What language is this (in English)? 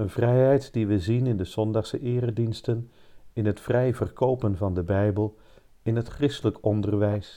Dutch